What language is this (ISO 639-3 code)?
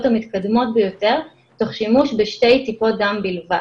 heb